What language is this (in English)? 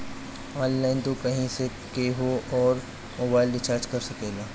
Bhojpuri